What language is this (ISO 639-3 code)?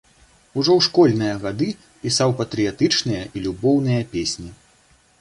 bel